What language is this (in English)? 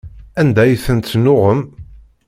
Kabyle